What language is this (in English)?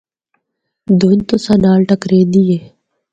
Northern Hindko